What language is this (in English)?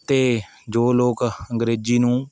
Punjabi